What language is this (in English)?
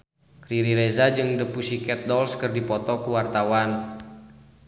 Sundanese